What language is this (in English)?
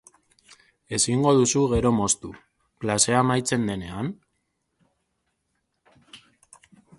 Basque